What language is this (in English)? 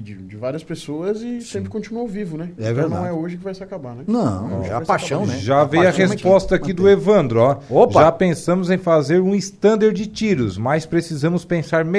Portuguese